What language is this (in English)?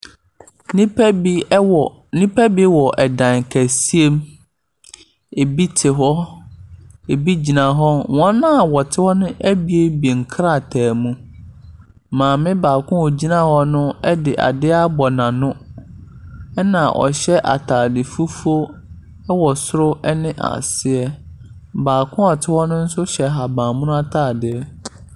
Akan